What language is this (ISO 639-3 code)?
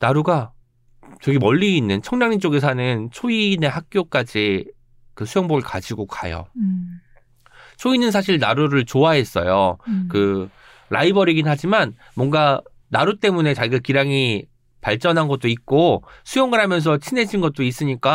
kor